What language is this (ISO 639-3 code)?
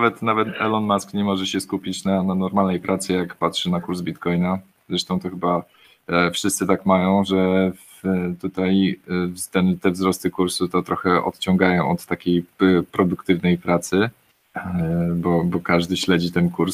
pol